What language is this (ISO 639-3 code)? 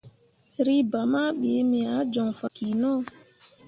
mua